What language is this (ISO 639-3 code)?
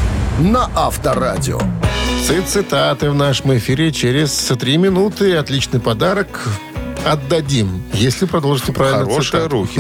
rus